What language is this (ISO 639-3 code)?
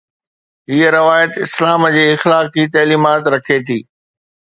snd